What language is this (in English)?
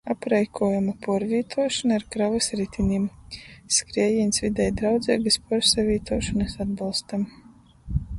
Latgalian